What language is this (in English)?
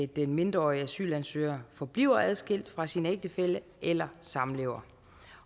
Danish